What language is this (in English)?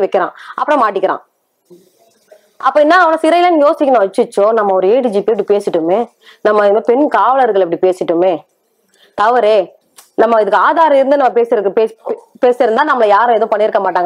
Tamil